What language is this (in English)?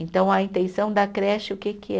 Portuguese